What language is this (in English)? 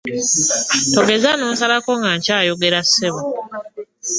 Ganda